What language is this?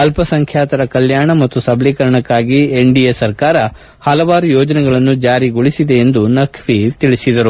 Kannada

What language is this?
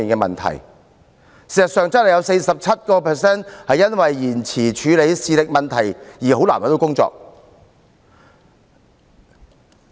Cantonese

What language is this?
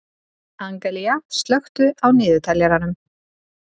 Icelandic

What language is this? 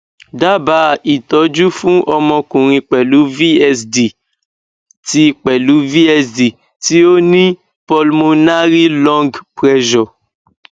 Yoruba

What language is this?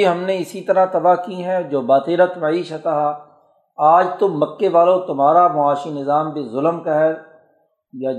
Urdu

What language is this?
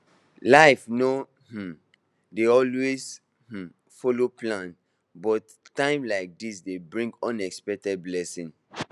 Nigerian Pidgin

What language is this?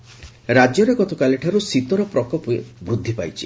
Odia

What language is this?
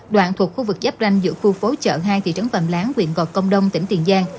Vietnamese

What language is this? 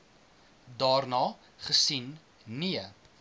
Afrikaans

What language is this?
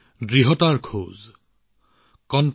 Assamese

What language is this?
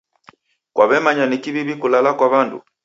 Taita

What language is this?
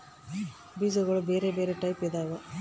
Kannada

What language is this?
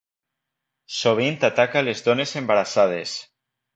Catalan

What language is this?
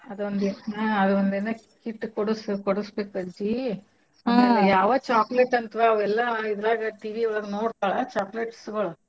Kannada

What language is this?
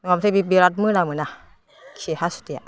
Bodo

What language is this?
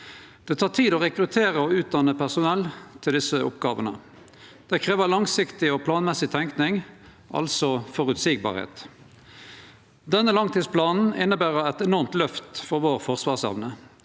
Norwegian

